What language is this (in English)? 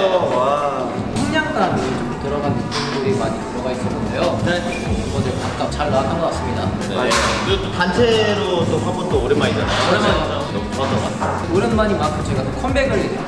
Korean